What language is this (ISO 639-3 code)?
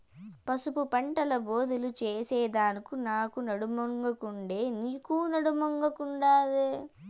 tel